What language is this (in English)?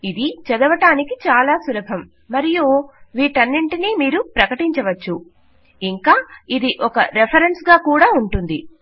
Telugu